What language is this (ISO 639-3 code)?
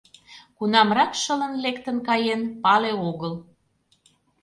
chm